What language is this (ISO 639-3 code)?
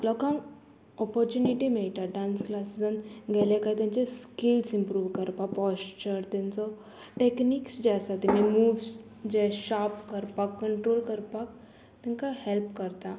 kok